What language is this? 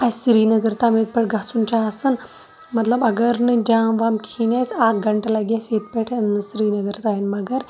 Kashmiri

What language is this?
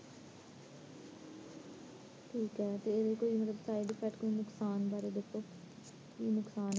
Punjabi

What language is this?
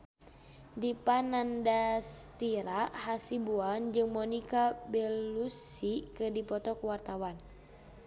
Sundanese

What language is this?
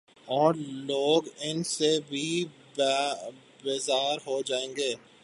Urdu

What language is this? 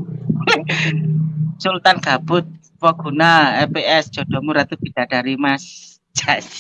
Indonesian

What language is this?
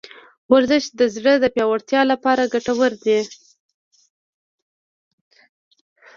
Pashto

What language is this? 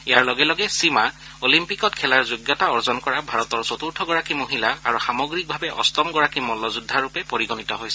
Assamese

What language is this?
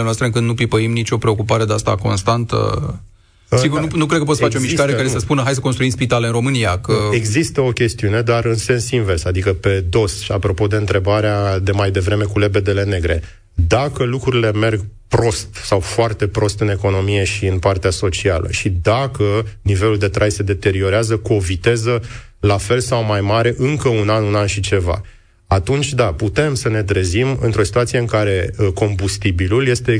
Romanian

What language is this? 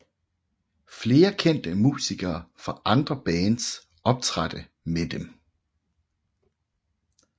Danish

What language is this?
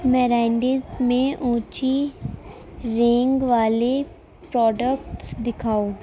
Urdu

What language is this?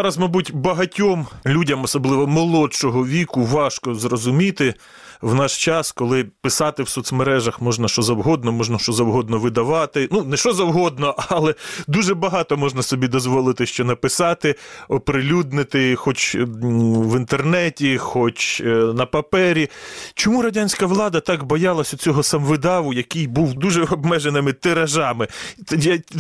Ukrainian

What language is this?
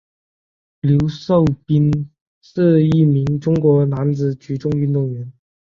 Chinese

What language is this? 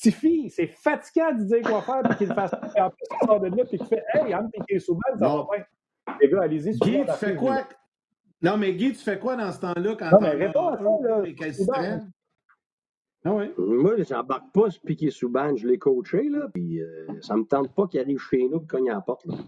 French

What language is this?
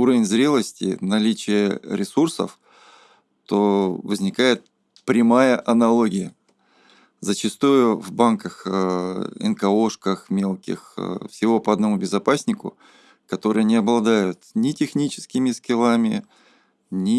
Russian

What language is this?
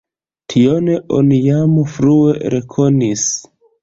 Esperanto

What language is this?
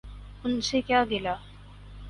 Urdu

